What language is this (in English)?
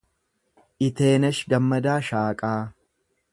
Oromo